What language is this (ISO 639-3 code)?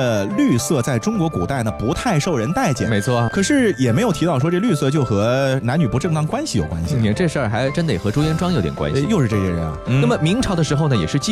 zho